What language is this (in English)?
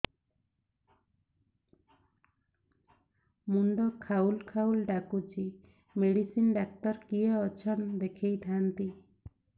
Odia